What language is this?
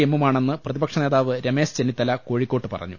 Malayalam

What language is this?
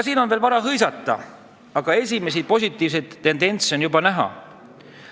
Estonian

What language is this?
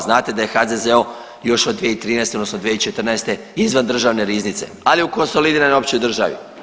Croatian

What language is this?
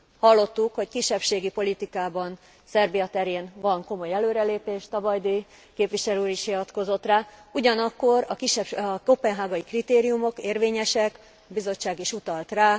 Hungarian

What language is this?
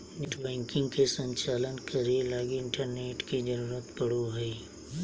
Magahi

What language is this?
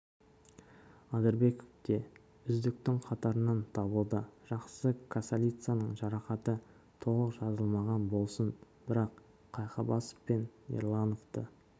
Kazakh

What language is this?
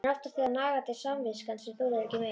Icelandic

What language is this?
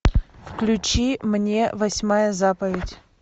Russian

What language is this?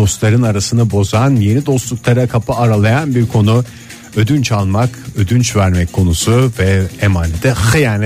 Turkish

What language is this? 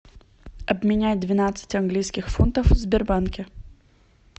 Russian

